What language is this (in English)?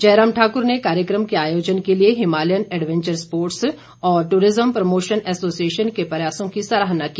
Hindi